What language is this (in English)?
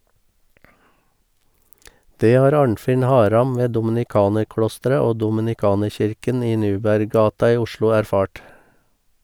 Norwegian